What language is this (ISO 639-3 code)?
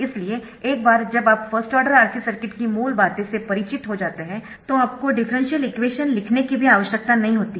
hin